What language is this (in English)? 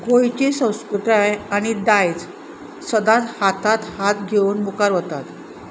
Konkani